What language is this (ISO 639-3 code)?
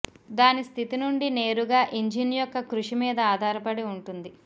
tel